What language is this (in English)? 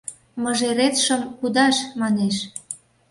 Mari